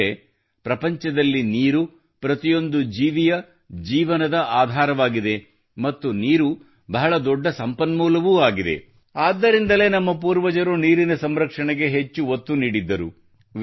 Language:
Kannada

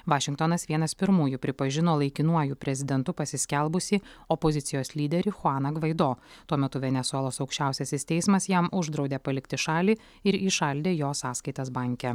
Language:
Lithuanian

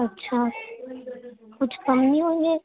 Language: Urdu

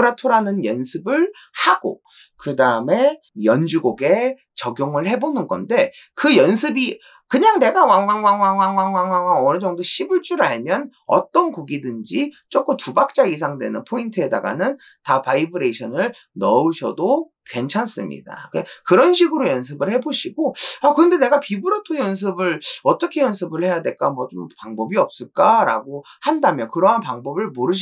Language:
Korean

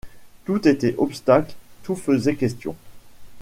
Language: French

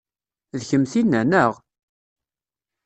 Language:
Kabyle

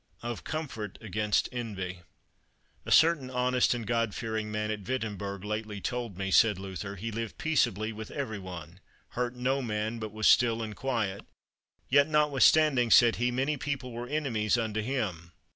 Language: English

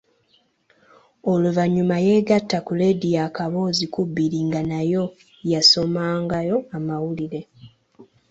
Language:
Ganda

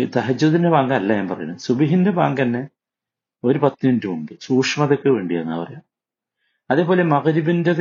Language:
Malayalam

